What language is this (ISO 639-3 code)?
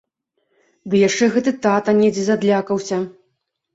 bel